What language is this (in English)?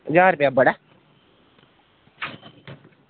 Dogri